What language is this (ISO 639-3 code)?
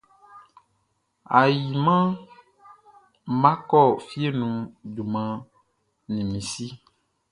bci